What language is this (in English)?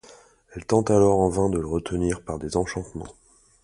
French